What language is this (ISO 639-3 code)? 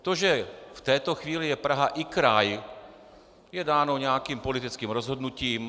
ces